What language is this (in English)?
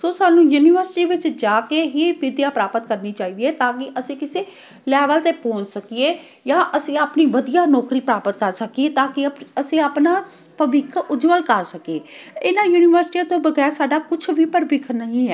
Punjabi